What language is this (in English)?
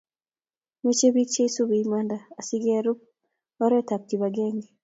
Kalenjin